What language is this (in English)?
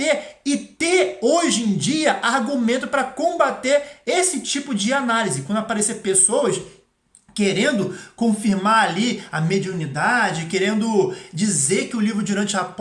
Portuguese